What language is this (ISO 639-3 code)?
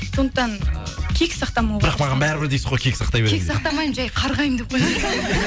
kaz